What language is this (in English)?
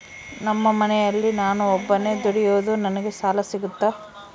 Kannada